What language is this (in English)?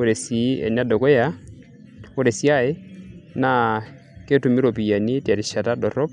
Masai